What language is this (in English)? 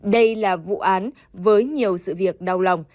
Vietnamese